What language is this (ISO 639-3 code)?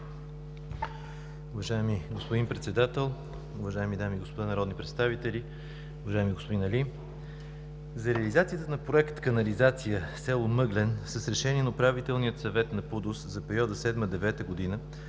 bul